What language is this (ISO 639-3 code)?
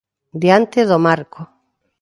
glg